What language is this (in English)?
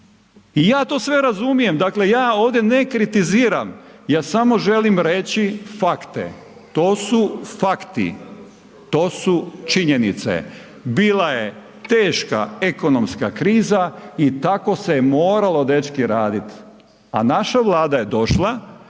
Croatian